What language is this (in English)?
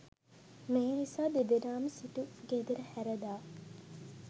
Sinhala